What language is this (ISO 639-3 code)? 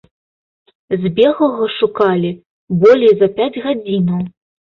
bel